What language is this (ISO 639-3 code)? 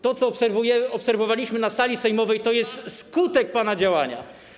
pol